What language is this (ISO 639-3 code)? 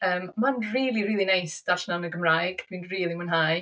cym